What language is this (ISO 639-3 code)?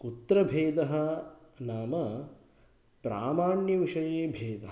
san